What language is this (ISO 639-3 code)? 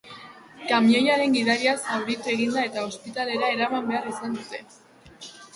eus